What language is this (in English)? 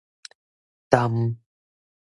Min Nan Chinese